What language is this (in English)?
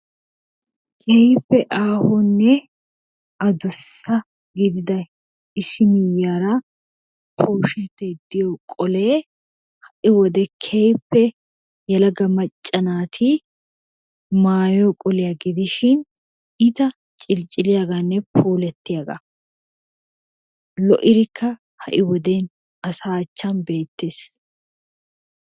Wolaytta